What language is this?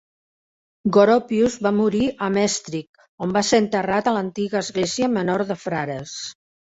Catalan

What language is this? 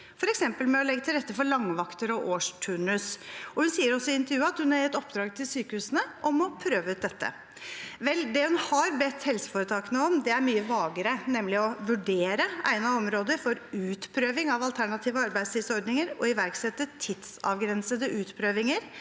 Norwegian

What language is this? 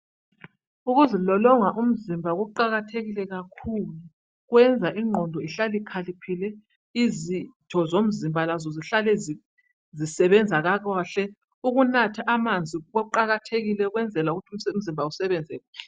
North Ndebele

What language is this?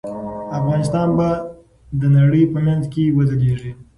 Pashto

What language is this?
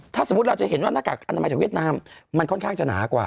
Thai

